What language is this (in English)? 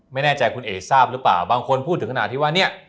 Thai